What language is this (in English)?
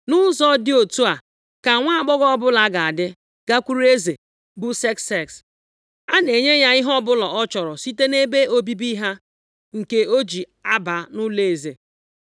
Igbo